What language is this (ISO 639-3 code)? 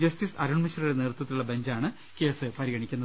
mal